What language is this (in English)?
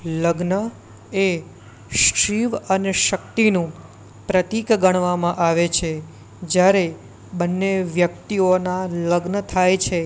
Gujarati